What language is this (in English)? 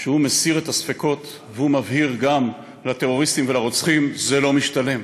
Hebrew